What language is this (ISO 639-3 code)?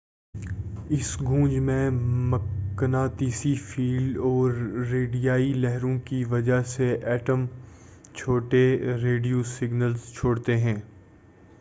urd